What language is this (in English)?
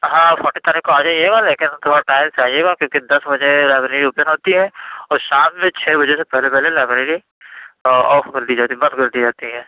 Urdu